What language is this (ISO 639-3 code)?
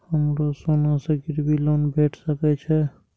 mai